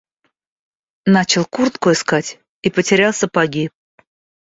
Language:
Russian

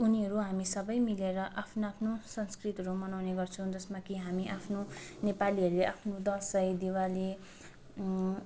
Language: Nepali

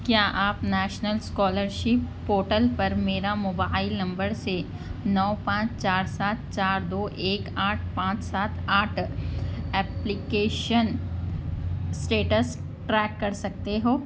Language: Urdu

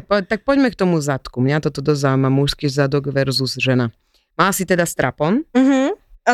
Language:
Slovak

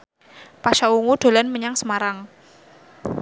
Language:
Javanese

